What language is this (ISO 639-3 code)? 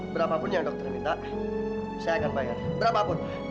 ind